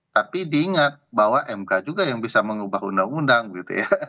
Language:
Indonesian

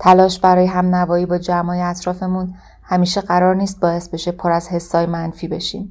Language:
Persian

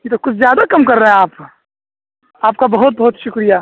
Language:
Urdu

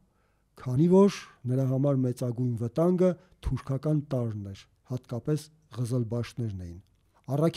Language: Turkish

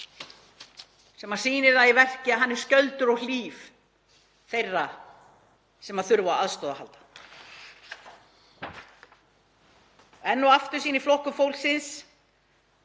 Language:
Icelandic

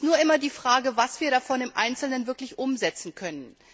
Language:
German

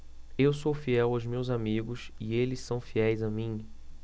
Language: Portuguese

